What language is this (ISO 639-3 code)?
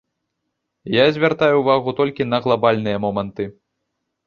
bel